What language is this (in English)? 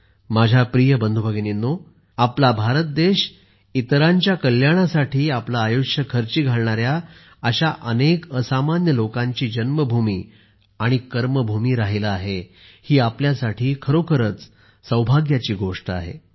Marathi